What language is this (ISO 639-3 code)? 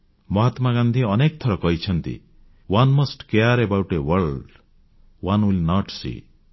ori